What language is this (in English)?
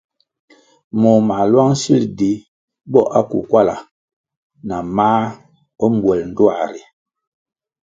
Kwasio